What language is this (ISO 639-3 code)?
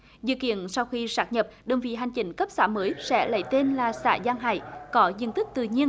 vie